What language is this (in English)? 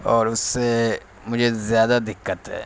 Urdu